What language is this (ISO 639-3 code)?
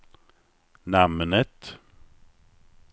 swe